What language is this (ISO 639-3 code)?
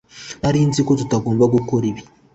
kin